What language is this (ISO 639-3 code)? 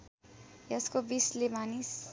nep